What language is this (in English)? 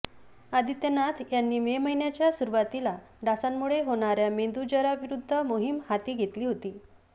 Marathi